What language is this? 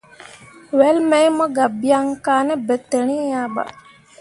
Mundang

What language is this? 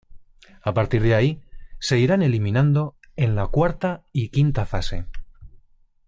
Spanish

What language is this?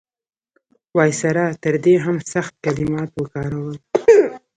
Pashto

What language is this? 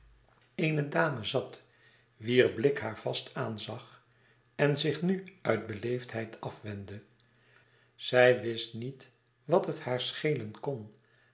Dutch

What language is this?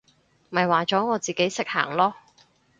Cantonese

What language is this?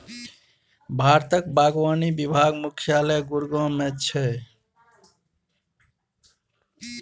Maithili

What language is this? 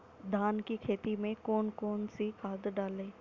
Hindi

